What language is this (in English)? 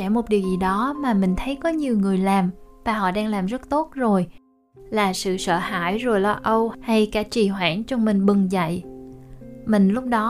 Vietnamese